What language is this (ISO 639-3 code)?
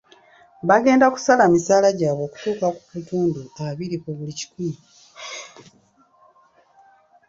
lug